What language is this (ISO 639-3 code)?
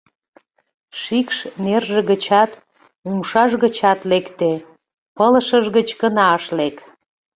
chm